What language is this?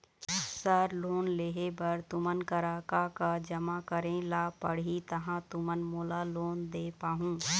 Chhattisgarhi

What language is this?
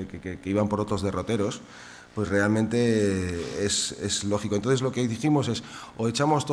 Spanish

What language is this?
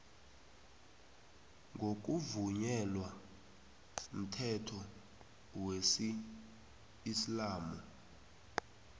South Ndebele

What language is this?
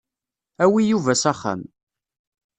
Kabyle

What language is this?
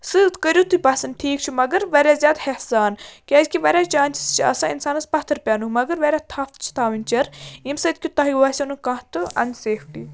Kashmiri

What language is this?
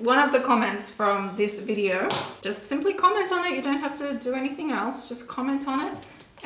English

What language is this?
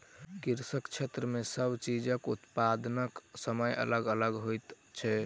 Maithili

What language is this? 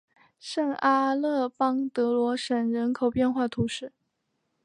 Chinese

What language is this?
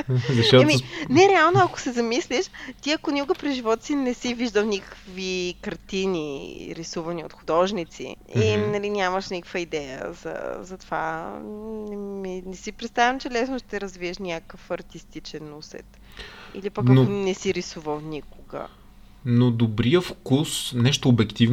Bulgarian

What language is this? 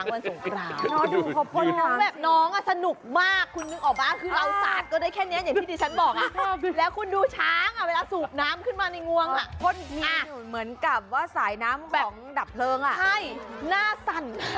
Thai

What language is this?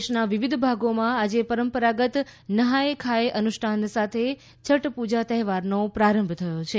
Gujarati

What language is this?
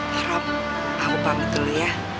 Indonesian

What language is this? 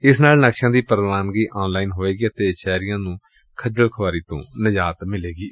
Punjabi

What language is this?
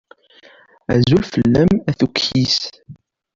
Kabyle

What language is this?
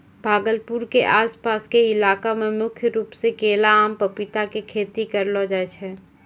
Maithili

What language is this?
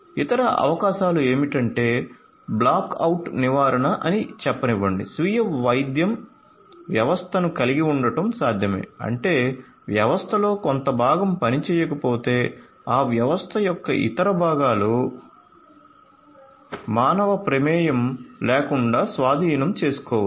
Telugu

